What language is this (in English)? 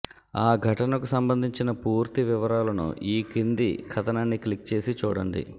Telugu